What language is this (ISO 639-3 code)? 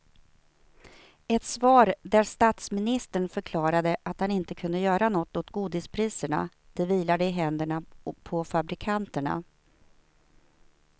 swe